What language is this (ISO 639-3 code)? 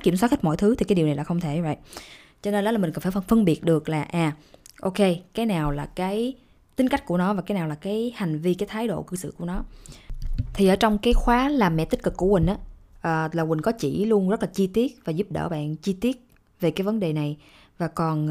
vie